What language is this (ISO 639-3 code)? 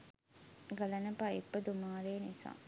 sin